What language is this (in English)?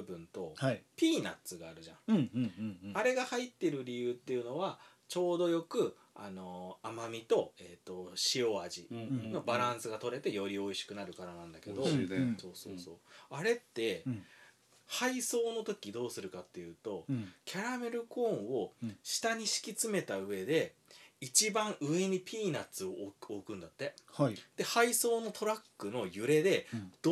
Japanese